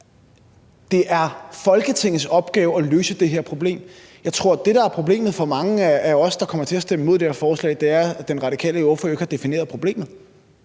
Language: Danish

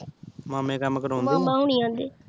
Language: Punjabi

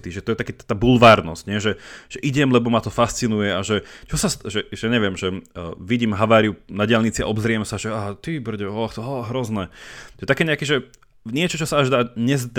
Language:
Slovak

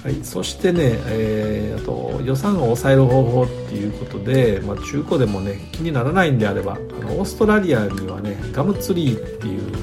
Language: Japanese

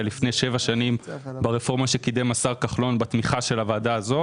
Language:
Hebrew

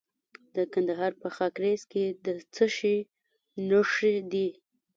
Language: Pashto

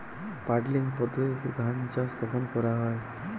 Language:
Bangla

